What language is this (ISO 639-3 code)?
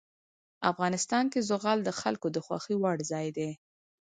pus